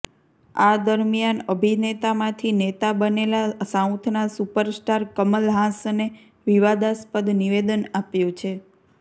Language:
Gujarati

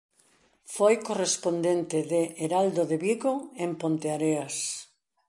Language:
Galician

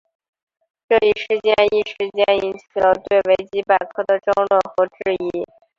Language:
Chinese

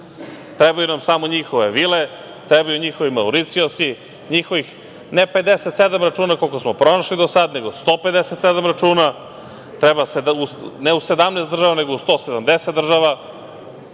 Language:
Serbian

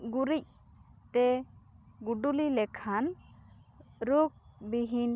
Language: Santali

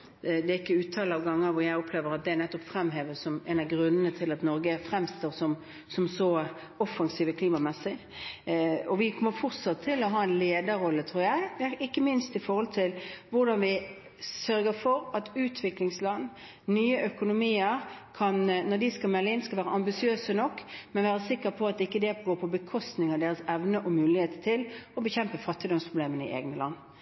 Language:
Norwegian Bokmål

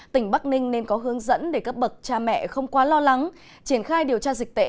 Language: Vietnamese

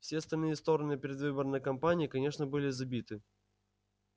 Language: Russian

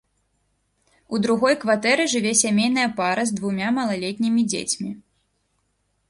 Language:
Belarusian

